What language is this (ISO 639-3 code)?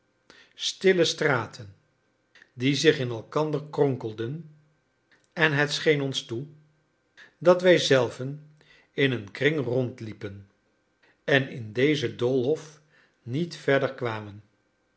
nld